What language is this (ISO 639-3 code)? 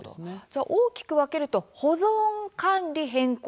jpn